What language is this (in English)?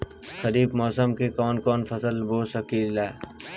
Bhojpuri